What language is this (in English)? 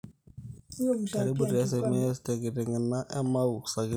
Masai